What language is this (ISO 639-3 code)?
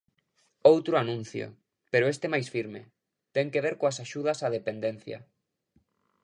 glg